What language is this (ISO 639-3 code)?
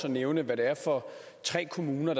dan